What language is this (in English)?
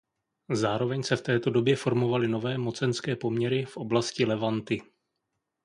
Czech